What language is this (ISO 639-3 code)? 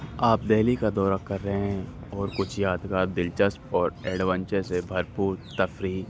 urd